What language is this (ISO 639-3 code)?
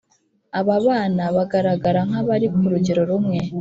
kin